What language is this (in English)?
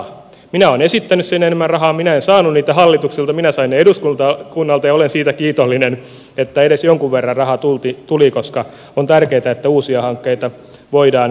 Finnish